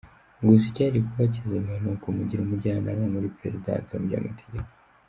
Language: Kinyarwanda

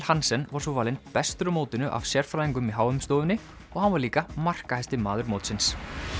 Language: Icelandic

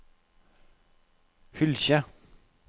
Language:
Norwegian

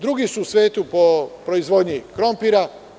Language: Serbian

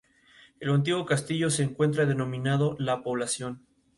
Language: Spanish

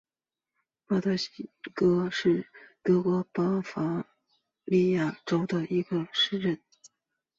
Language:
Chinese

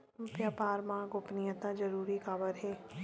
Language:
Chhattisgarhi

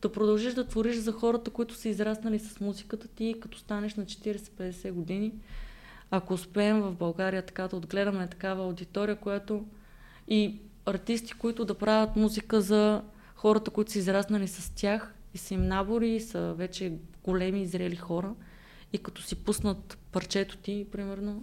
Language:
Bulgarian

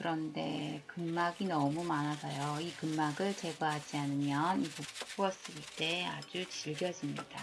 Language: Korean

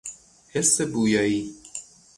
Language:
Persian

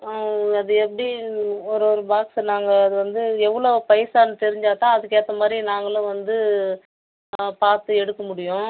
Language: Tamil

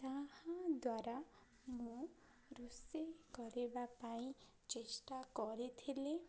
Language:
Odia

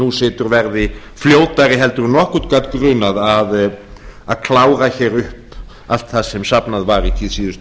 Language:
Icelandic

